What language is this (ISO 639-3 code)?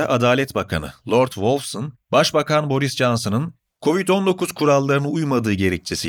tur